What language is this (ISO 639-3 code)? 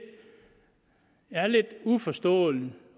dan